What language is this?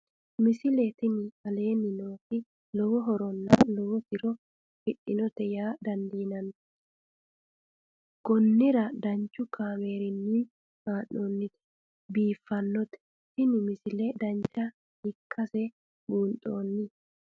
Sidamo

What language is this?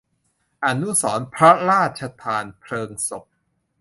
Thai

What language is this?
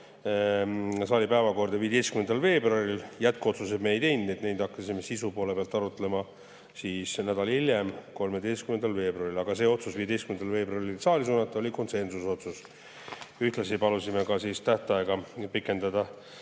Estonian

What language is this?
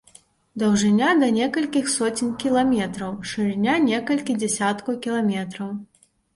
Belarusian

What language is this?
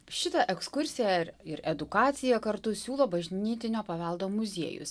Lithuanian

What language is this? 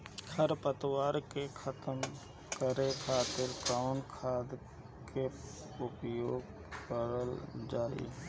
Bhojpuri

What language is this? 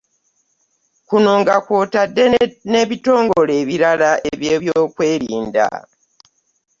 Ganda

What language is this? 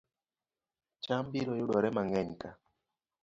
Luo (Kenya and Tanzania)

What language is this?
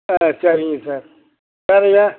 Tamil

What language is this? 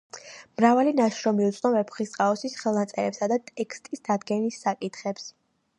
Georgian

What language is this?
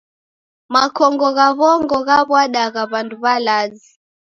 Taita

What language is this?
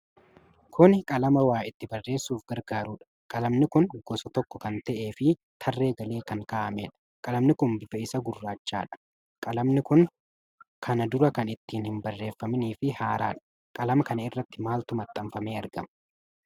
Oromo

